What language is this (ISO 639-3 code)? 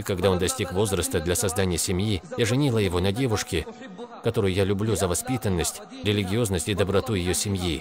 rus